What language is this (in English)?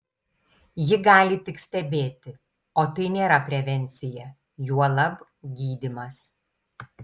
Lithuanian